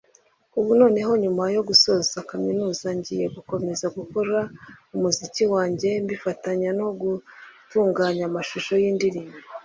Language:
Kinyarwanda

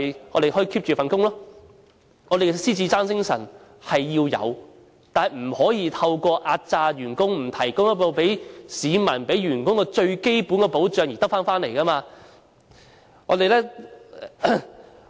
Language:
Cantonese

